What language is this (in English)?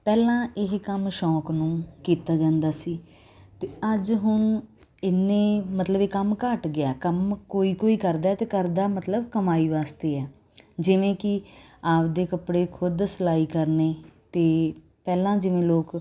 Punjabi